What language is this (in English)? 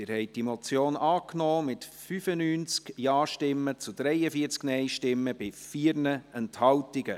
Swiss German